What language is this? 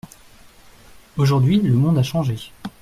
French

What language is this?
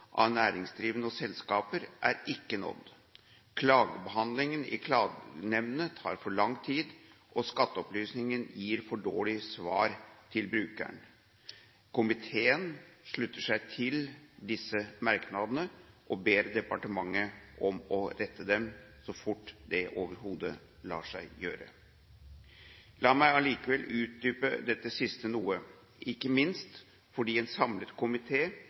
Norwegian Bokmål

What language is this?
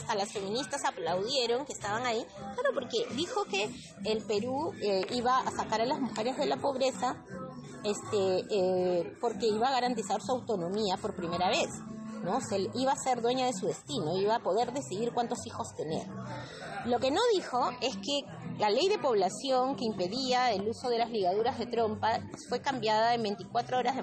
Spanish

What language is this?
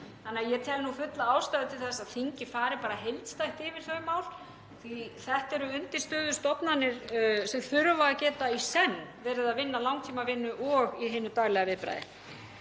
Icelandic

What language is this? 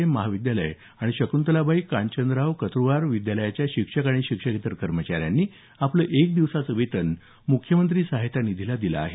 Marathi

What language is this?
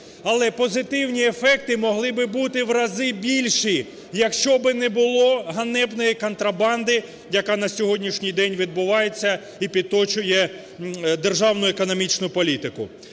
Ukrainian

